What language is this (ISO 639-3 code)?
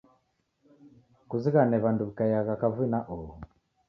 dav